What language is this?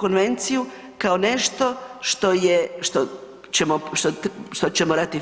Croatian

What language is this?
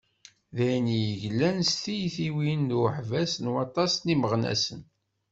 Kabyle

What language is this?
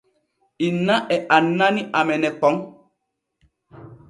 Borgu Fulfulde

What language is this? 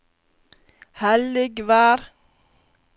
Norwegian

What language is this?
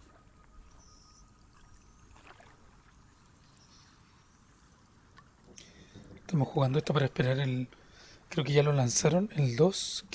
Spanish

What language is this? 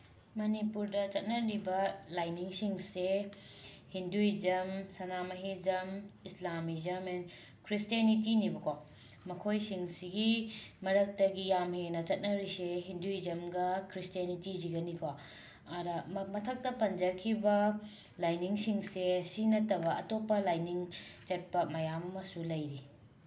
Manipuri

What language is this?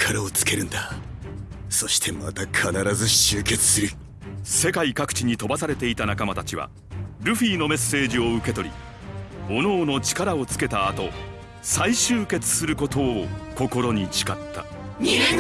Japanese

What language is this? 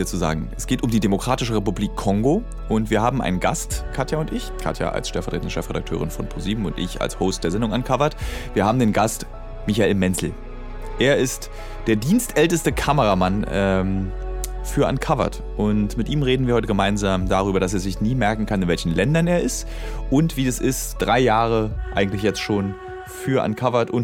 German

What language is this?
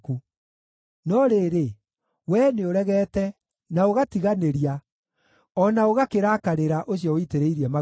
Kikuyu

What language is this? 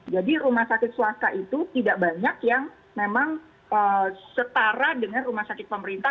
Indonesian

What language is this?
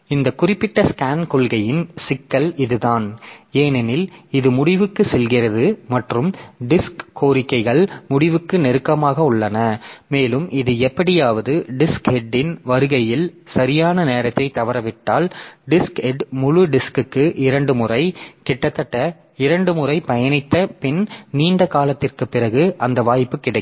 Tamil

